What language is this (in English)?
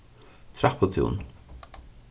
Faroese